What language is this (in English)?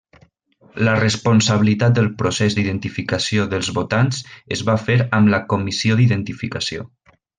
Catalan